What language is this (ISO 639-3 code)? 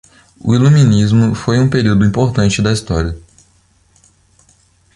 por